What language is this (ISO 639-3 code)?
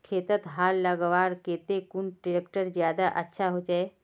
mag